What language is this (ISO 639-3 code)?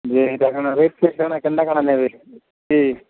ori